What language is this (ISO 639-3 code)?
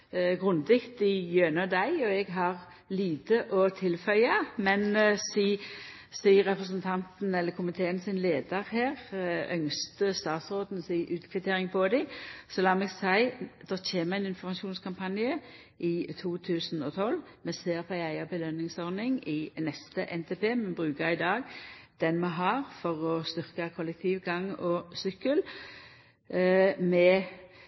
nno